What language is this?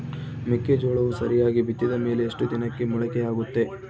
Kannada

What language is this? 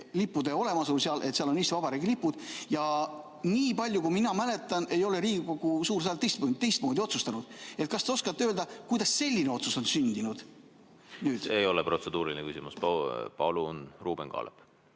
Estonian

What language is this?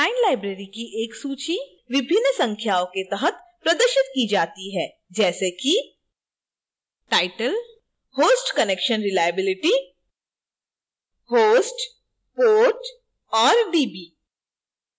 Hindi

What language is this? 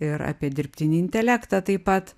Lithuanian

